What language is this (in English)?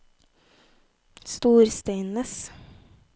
Norwegian